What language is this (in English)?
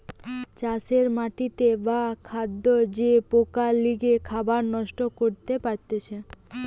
Bangla